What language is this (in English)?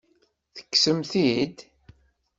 Kabyle